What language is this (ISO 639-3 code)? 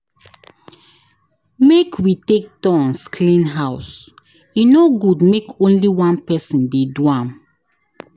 pcm